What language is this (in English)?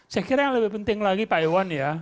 Indonesian